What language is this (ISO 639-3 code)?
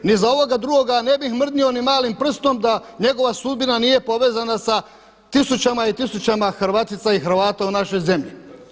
hrv